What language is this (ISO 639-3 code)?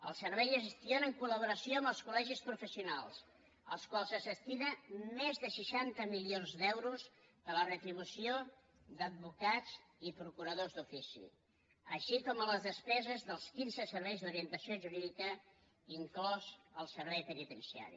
cat